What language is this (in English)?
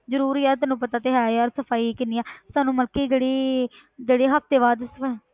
Punjabi